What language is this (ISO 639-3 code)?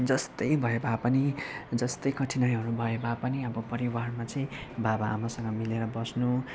nep